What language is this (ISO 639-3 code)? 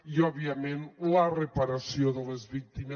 cat